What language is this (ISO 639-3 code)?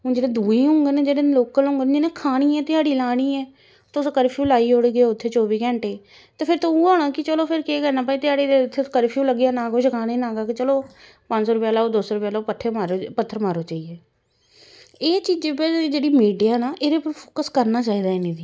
doi